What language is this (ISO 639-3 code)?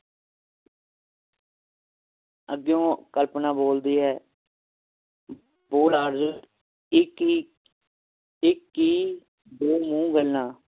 pan